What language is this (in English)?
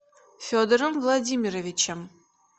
Russian